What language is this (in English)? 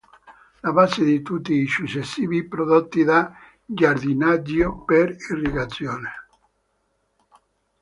Italian